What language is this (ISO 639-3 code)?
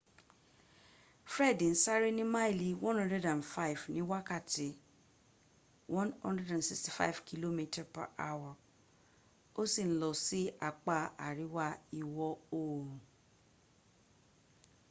yor